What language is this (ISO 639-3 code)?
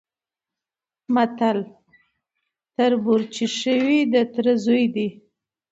pus